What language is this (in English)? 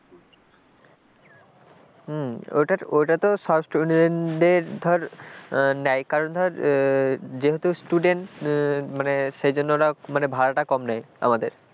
Bangla